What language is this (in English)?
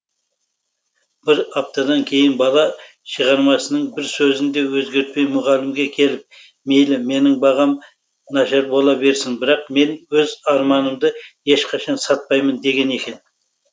Kazakh